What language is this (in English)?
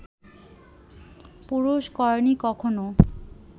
Bangla